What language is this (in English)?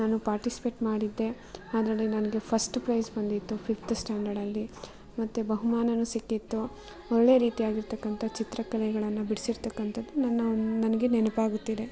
Kannada